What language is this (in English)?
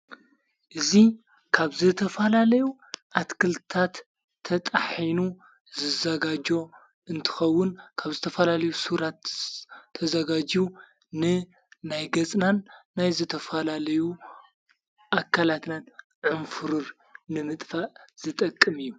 Tigrinya